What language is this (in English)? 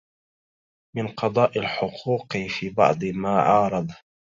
Arabic